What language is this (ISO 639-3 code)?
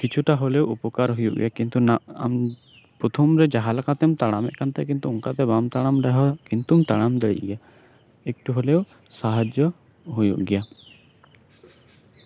sat